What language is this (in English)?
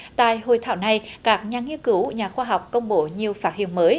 Vietnamese